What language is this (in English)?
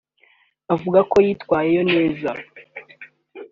Kinyarwanda